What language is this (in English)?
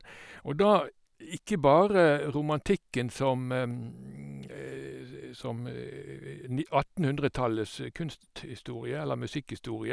Norwegian